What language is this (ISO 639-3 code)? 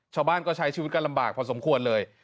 tha